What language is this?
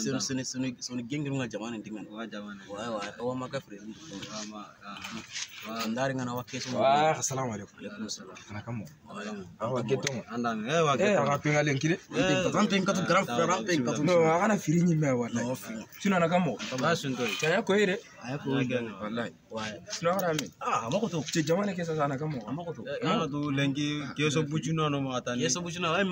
Indonesian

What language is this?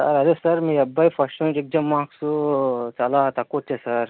Telugu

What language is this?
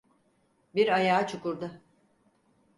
Turkish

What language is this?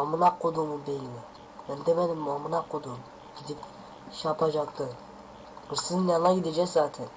Turkish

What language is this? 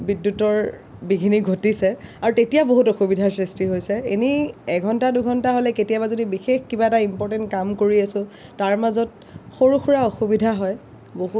Assamese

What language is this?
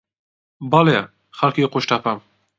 Central Kurdish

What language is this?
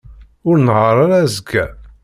Kabyle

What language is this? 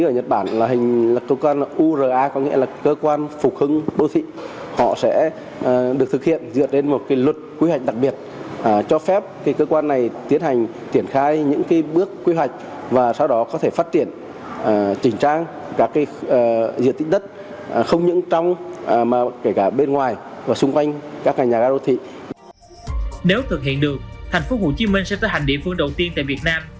Vietnamese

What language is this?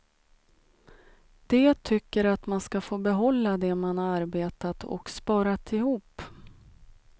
Swedish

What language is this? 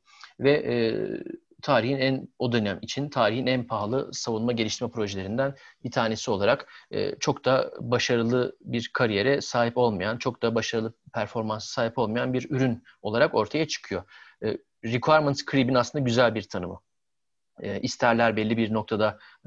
Turkish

